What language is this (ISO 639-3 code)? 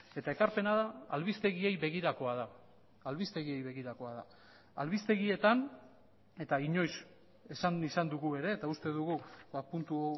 eus